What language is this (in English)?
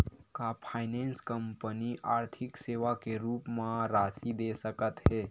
Chhattisgarhi